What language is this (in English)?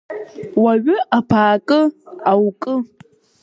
Abkhazian